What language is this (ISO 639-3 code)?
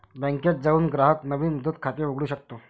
mar